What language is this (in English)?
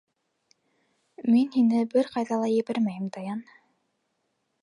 Bashkir